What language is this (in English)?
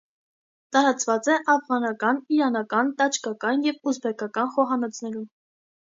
Armenian